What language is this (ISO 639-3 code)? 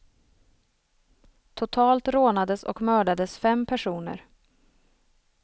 swe